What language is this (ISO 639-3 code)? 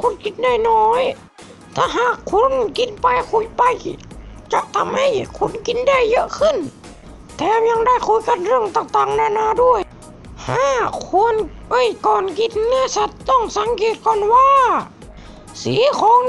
tha